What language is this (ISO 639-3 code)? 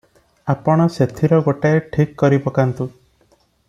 ori